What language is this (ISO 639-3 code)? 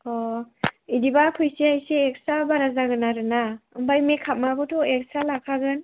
brx